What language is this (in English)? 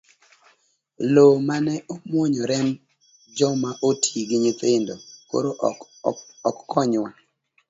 Luo (Kenya and Tanzania)